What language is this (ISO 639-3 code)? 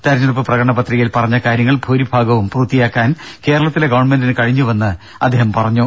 mal